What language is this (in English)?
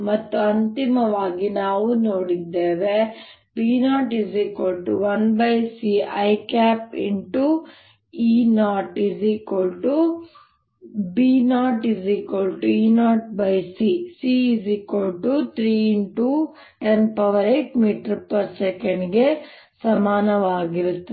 Kannada